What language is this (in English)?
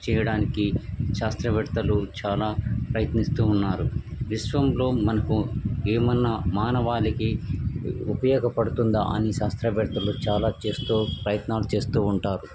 Telugu